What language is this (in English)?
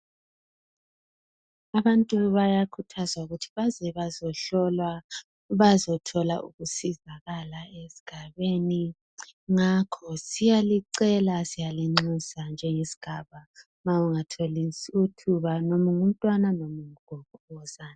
North Ndebele